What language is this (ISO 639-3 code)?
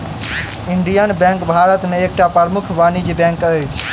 mai